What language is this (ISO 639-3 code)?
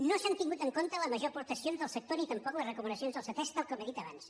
cat